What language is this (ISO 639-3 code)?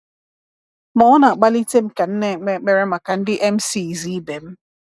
ibo